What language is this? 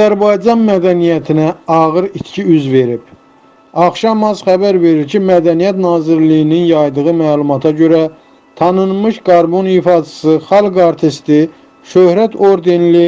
Turkish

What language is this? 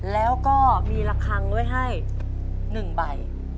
Thai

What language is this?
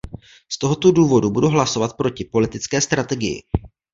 Czech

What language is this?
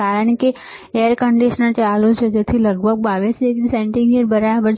Gujarati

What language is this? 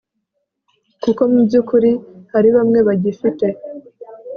Kinyarwanda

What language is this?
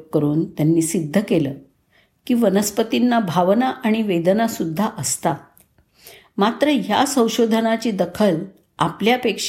Marathi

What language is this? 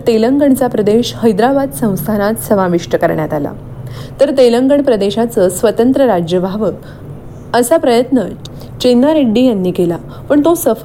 Marathi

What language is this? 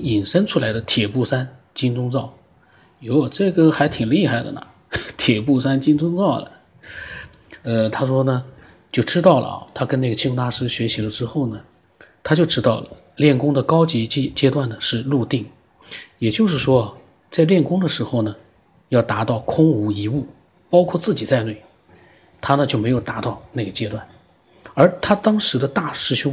Chinese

